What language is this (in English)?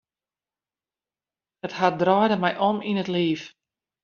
Western Frisian